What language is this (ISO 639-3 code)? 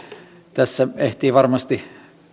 fin